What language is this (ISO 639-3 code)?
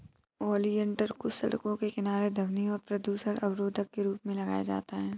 hin